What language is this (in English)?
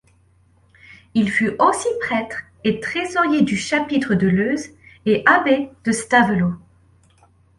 French